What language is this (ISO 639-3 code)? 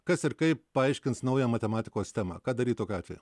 lit